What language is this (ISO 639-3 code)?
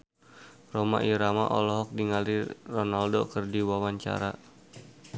sun